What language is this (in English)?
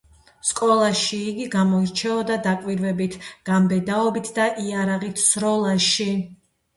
Georgian